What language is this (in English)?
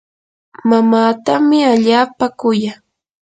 Yanahuanca Pasco Quechua